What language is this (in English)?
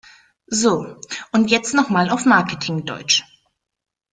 German